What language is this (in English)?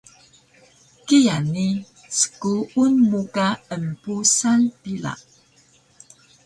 Taroko